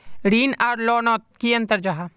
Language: Magahi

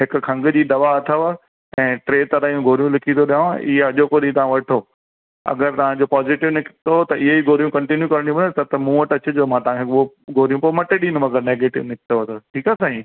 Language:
Sindhi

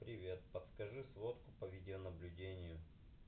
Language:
Russian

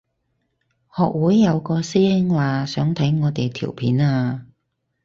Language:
Cantonese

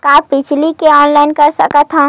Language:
Chhattisgarhi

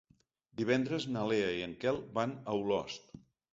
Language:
Catalan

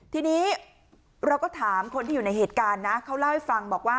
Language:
Thai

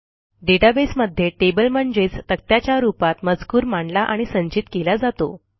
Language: Marathi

